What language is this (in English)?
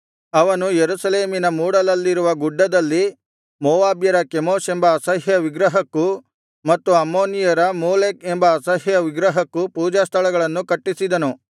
Kannada